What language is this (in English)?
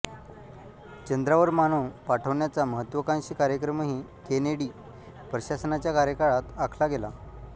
Marathi